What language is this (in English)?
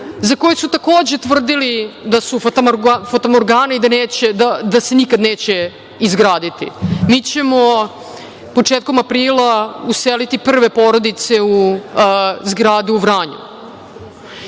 Serbian